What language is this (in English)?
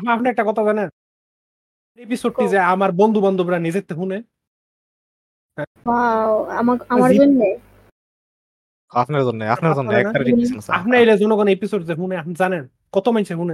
Bangla